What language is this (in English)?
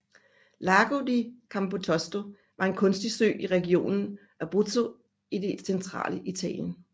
Danish